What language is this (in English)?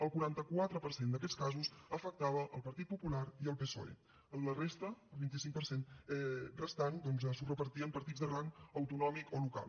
Catalan